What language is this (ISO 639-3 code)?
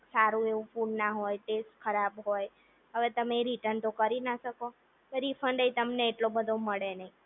guj